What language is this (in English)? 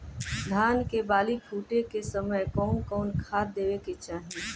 Bhojpuri